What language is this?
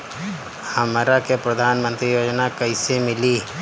Bhojpuri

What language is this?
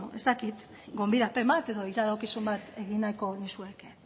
Basque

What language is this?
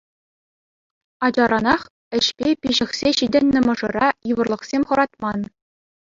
Chuvash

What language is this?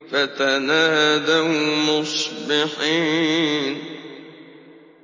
Arabic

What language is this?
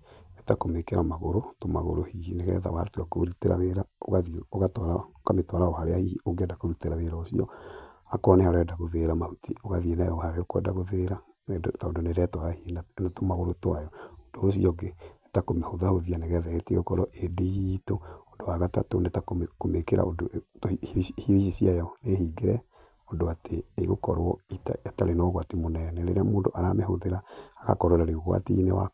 Kikuyu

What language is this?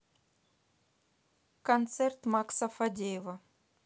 Russian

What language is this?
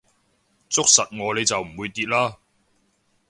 Cantonese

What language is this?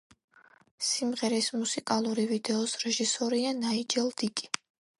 Georgian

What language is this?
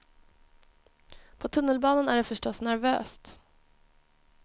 Swedish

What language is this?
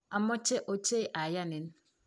Kalenjin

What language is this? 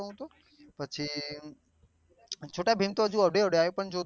Gujarati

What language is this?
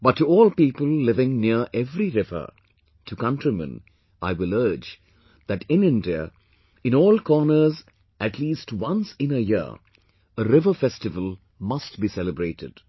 English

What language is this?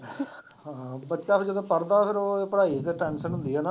Punjabi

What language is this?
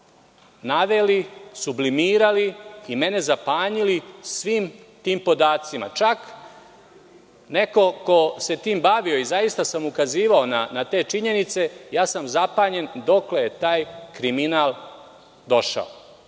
Serbian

